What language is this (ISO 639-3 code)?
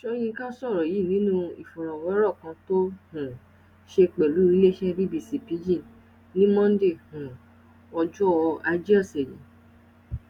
yor